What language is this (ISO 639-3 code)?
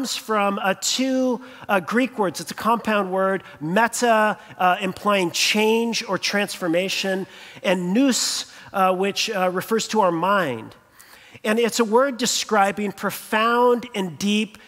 eng